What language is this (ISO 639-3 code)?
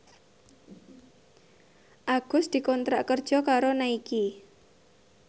jav